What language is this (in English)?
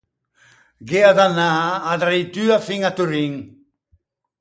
Ligurian